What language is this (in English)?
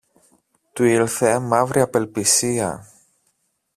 Greek